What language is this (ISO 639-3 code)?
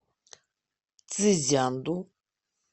rus